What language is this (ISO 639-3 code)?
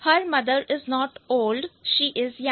hin